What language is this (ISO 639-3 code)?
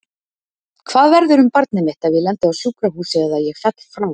isl